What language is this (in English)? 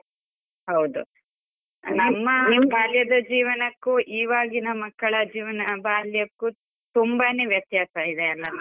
Kannada